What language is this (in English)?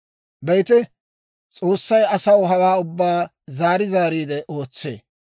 Dawro